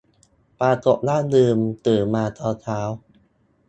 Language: Thai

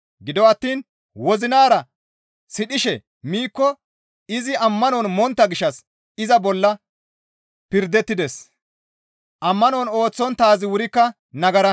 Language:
Gamo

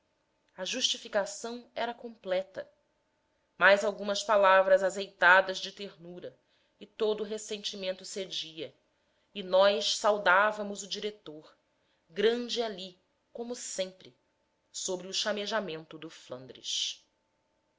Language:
Portuguese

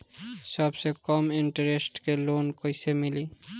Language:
Bhojpuri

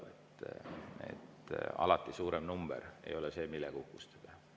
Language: Estonian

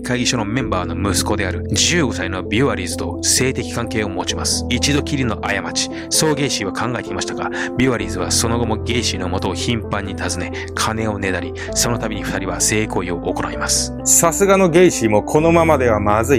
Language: Japanese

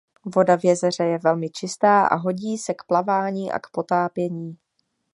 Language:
Czech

